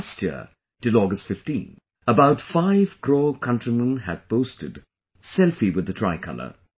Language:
English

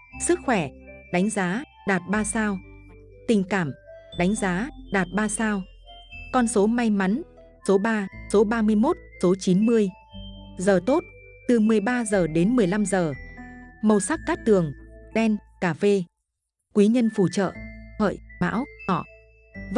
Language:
Vietnamese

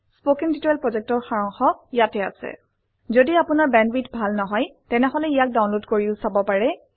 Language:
Assamese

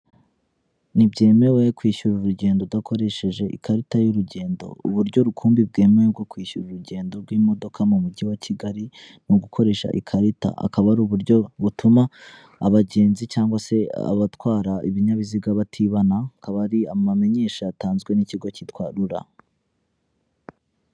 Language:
Kinyarwanda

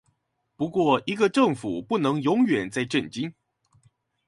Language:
Chinese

